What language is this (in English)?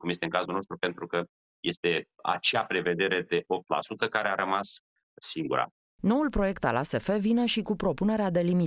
Romanian